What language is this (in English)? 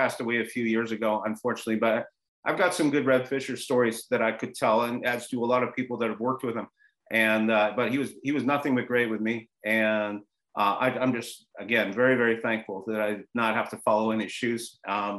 English